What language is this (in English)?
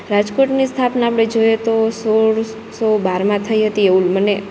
Gujarati